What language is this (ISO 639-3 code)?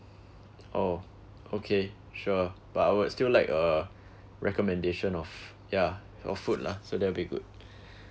eng